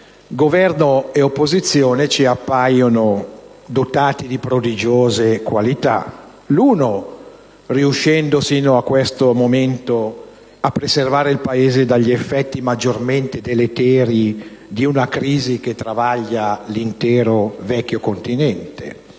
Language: Italian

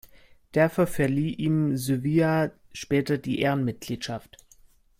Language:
German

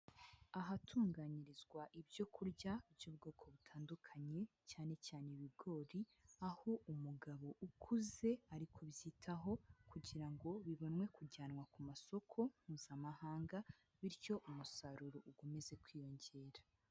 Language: Kinyarwanda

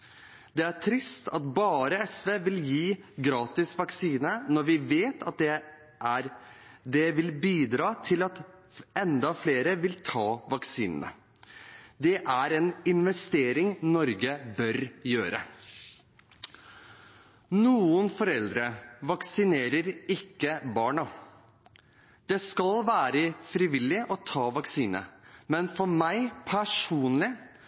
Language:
Norwegian Bokmål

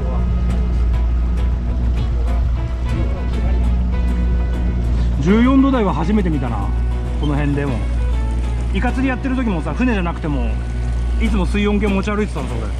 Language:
Japanese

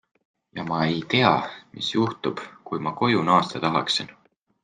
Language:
Estonian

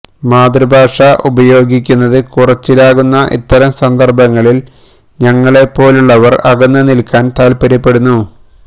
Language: Malayalam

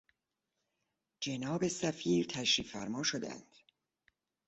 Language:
Persian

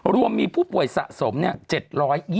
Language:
Thai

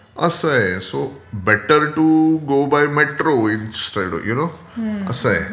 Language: Marathi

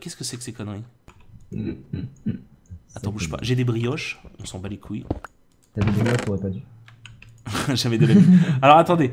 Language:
French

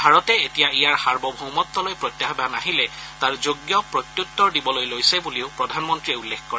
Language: Assamese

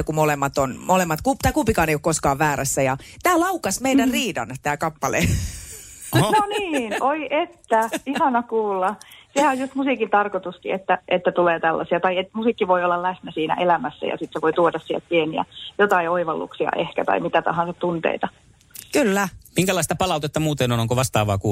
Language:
Finnish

